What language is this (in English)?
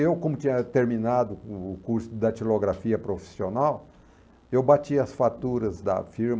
Portuguese